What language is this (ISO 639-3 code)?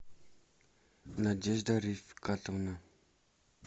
rus